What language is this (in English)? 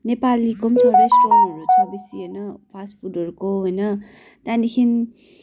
Nepali